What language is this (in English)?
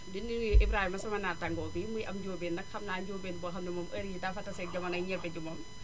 Wolof